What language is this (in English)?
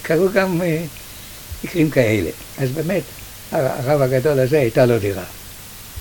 Hebrew